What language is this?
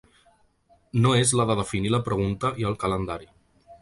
Catalan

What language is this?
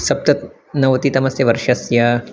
Sanskrit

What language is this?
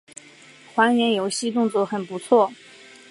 Chinese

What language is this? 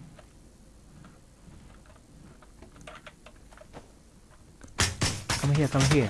Japanese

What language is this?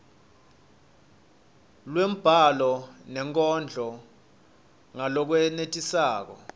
Swati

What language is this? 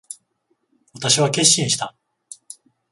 Japanese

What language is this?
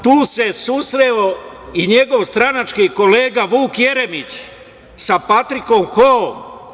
Serbian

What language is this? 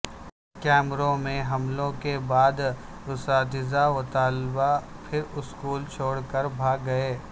Urdu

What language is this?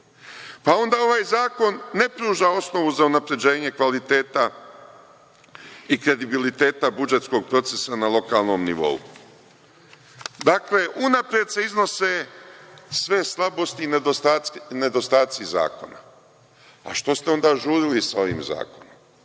Serbian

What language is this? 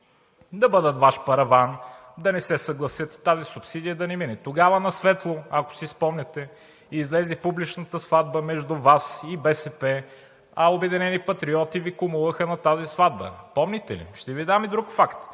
Bulgarian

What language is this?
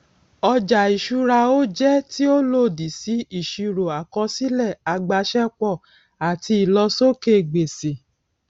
Yoruba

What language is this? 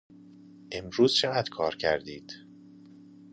Persian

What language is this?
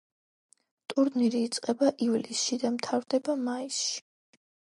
Georgian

